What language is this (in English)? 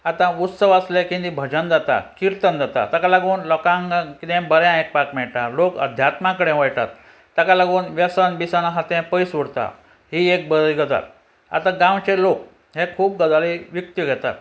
Konkani